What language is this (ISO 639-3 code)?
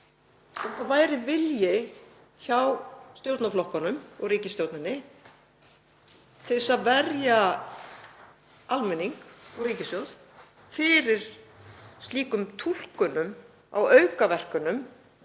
isl